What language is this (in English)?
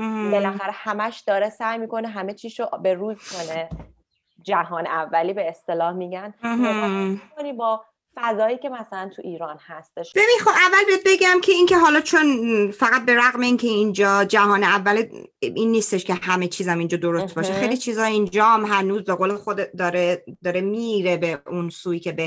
Persian